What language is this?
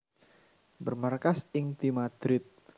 Javanese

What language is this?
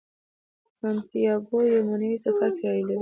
Pashto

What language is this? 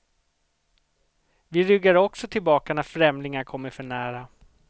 Swedish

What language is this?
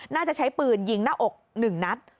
Thai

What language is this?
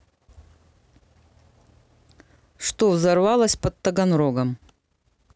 Russian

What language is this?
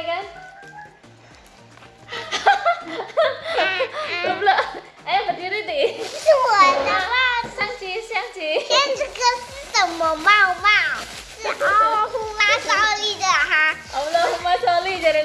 Indonesian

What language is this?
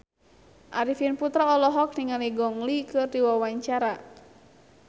Sundanese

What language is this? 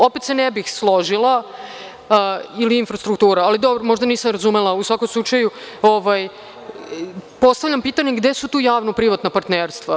Serbian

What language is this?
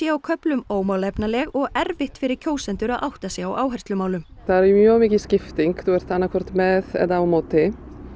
Icelandic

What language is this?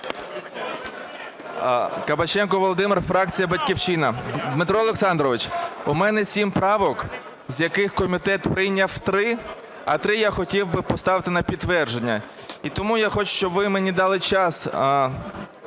Ukrainian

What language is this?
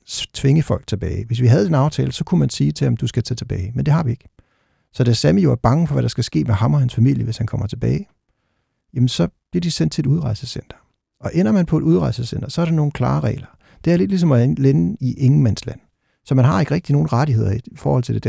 Danish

